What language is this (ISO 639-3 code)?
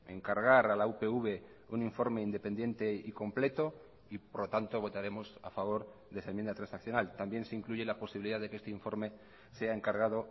spa